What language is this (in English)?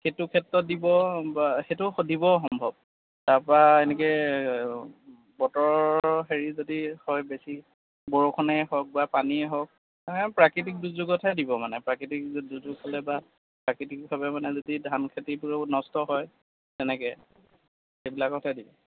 Assamese